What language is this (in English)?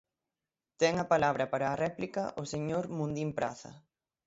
Galician